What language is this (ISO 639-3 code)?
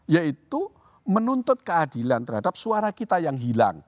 ind